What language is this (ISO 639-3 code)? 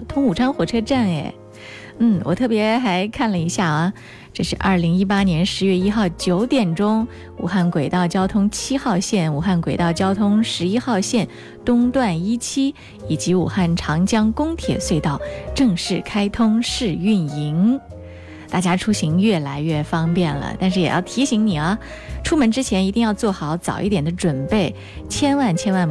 zho